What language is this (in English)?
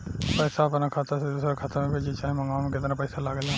Bhojpuri